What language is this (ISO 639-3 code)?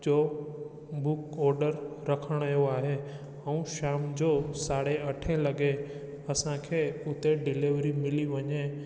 snd